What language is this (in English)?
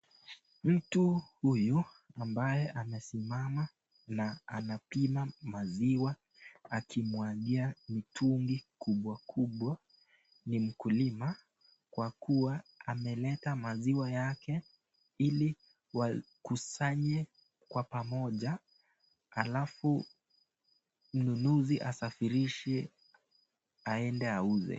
Swahili